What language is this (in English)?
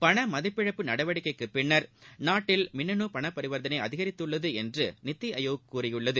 Tamil